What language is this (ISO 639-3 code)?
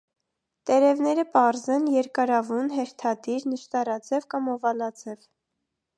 hye